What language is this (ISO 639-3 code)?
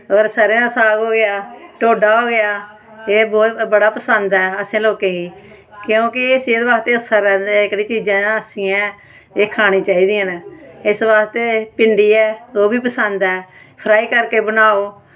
doi